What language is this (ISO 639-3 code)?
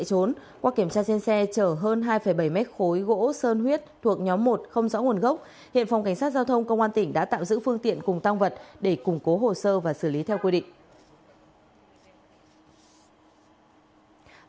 vie